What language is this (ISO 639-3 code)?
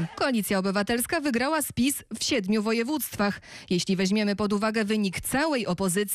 pol